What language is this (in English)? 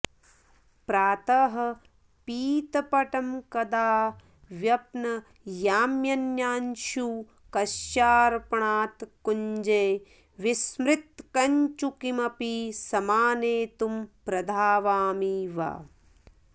Sanskrit